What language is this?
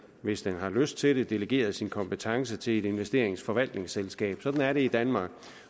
Danish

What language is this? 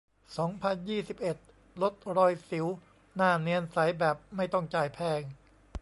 Thai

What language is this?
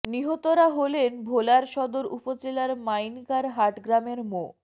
Bangla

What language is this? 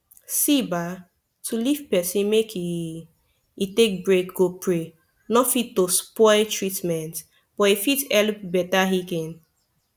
Nigerian Pidgin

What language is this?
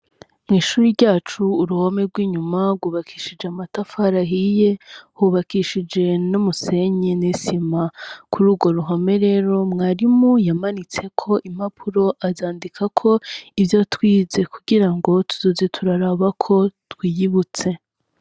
Rundi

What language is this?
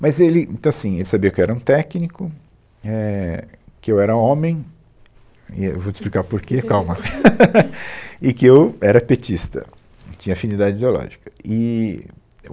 Portuguese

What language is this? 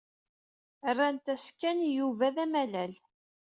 Kabyle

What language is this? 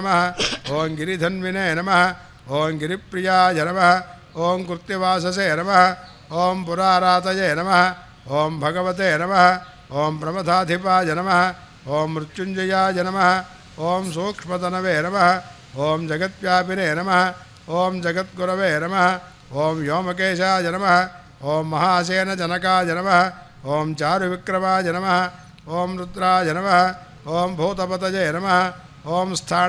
Arabic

